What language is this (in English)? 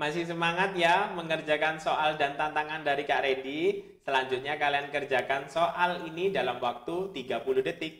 Indonesian